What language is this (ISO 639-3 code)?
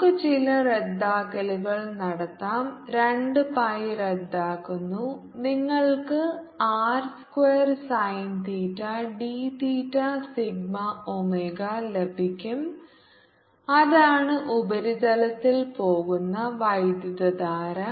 mal